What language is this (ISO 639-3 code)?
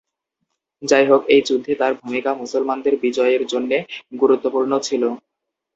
ben